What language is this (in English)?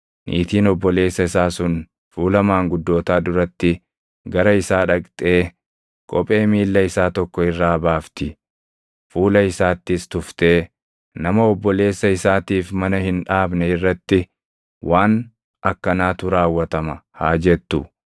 Oromo